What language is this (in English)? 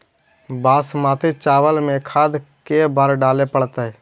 Magahi